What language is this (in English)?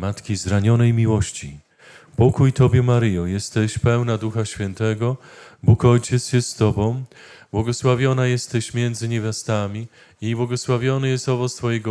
Polish